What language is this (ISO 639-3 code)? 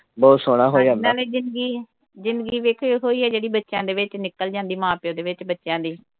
pan